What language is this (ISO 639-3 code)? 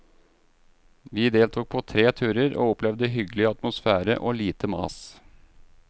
nor